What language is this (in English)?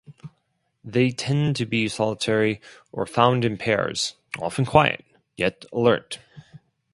English